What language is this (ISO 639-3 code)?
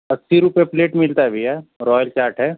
hin